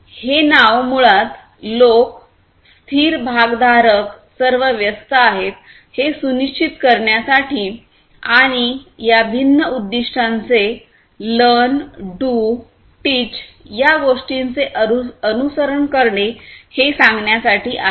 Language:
Marathi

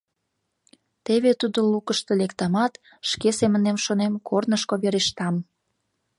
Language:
Mari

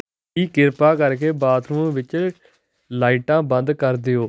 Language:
Punjabi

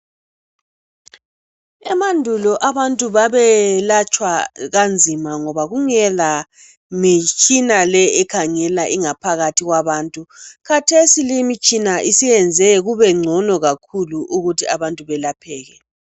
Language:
North Ndebele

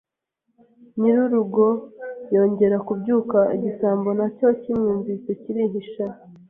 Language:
Kinyarwanda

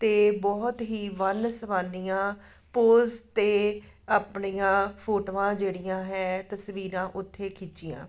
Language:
Punjabi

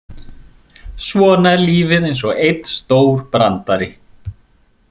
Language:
Icelandic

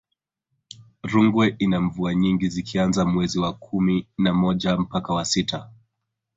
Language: Swahili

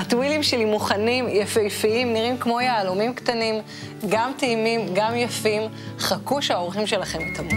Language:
Hebrew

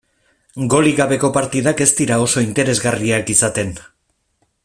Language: Basque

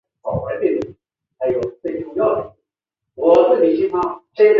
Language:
Chinese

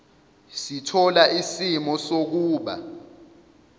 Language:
Zulu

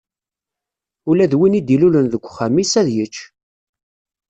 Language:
Kabyle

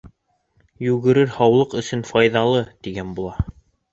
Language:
Bashkir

